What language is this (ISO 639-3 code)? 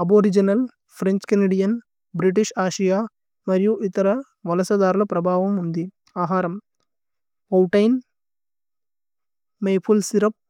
tcy